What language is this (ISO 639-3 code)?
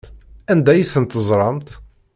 kab